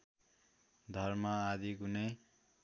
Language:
Nepali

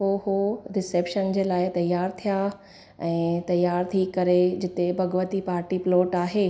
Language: Sindhi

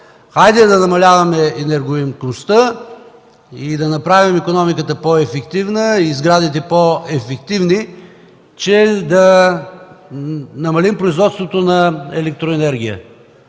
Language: Bulgarian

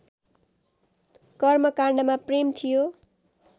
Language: Nepali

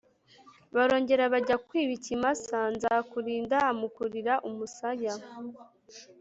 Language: Kinyarwanda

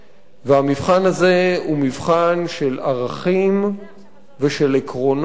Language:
Hebrew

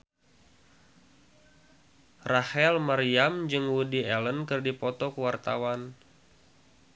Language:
Sundanese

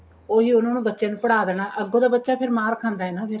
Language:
Punjabi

